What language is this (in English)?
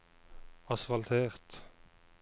Norwegian